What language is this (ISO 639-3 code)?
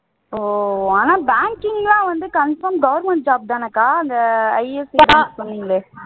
tam